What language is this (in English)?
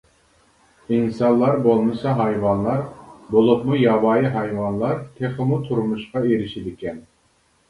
Uyghur